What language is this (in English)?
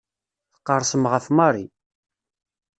Kabyle